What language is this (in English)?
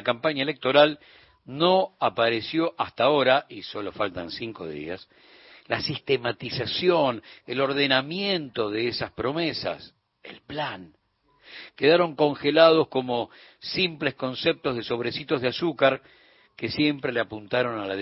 Spanish